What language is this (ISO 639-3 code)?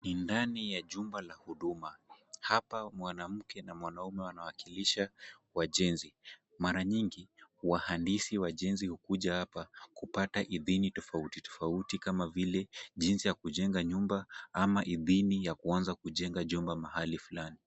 swa